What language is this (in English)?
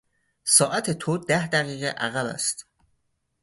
Persian